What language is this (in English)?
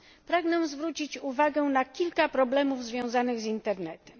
Polish